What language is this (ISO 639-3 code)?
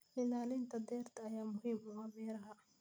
som